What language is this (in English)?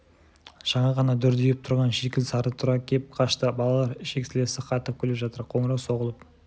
Kazakh